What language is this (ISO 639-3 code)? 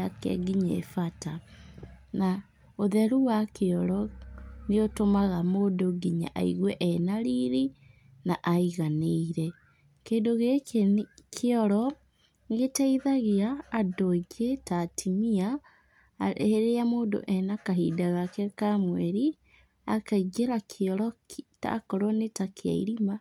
kik